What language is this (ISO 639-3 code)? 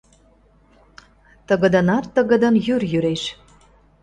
chm